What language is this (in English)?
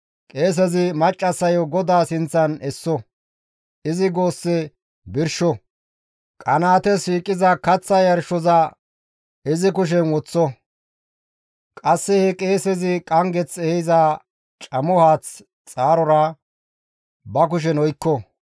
Gamo